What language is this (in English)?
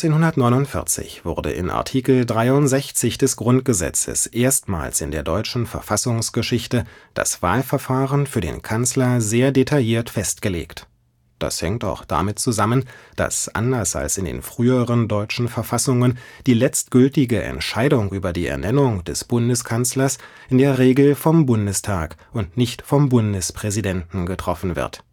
German